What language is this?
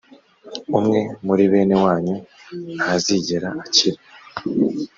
Kinyarwanda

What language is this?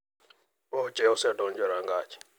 Luo (Kenya and Tanzania)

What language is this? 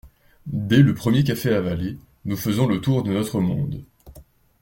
French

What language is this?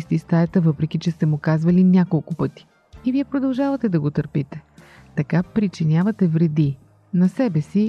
Bulgarian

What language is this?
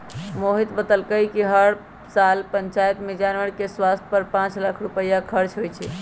Magahi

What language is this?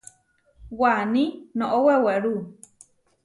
Huarijio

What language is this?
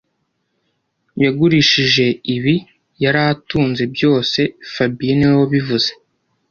Kinyarwanda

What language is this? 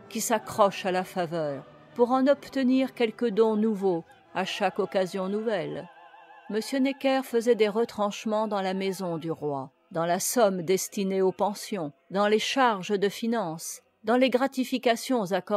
French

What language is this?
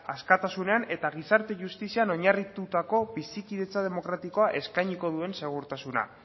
Basque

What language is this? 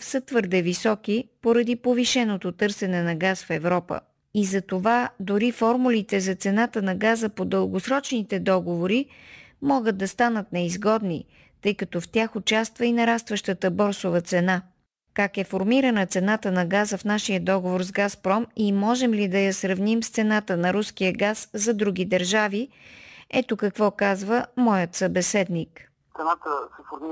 Bulgarian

